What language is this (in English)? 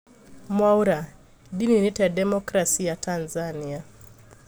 Kikuyu